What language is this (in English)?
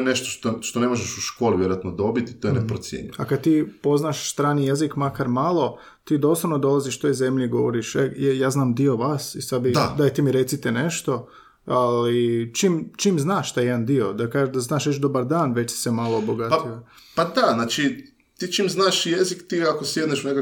Croatian